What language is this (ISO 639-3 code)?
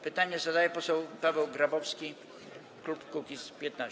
pol